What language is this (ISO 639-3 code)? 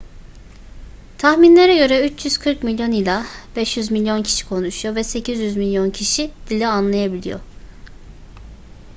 tur